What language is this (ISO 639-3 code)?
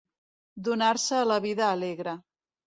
cat